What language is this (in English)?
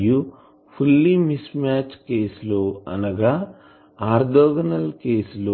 Telugu